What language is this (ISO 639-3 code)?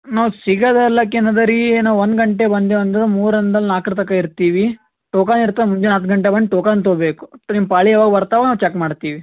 kan